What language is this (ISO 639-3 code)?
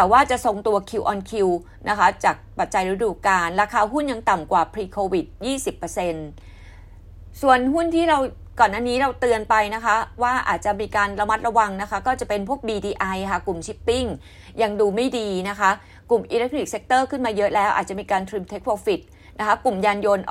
tha